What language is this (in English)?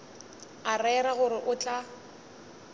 Northern Sotho